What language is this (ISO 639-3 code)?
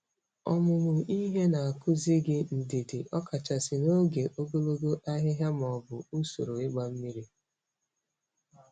ibo